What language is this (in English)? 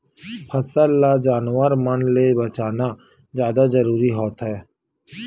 Chhattisgarhi